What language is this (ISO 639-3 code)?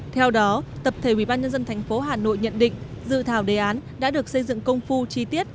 vie